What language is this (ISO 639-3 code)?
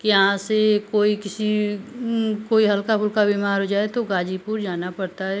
hin